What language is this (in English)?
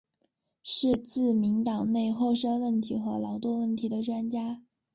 Chinese